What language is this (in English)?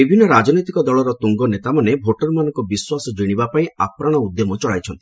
Odia